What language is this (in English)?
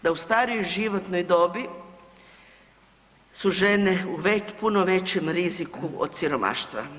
Croatian